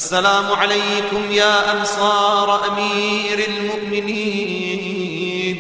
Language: Arabic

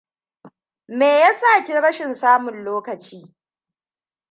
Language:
Hausa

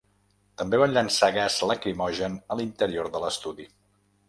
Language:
Catalan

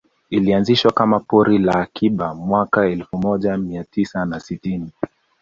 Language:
Swahili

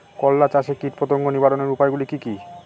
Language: Bangla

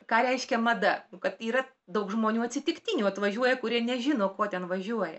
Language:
Lithuanian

